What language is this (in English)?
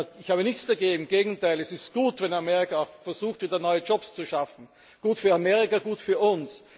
German